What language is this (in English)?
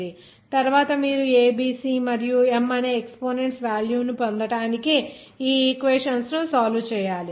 Telugu